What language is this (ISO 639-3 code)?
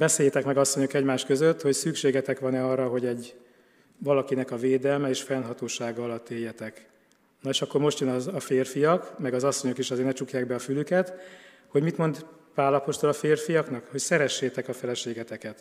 hun